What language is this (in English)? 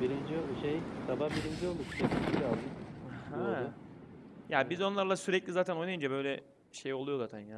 Turkish